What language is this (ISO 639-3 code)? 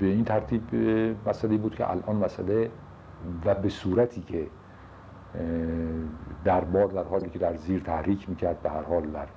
fas